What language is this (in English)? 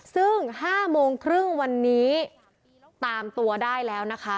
Thai